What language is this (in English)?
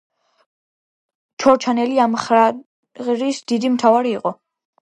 Georgian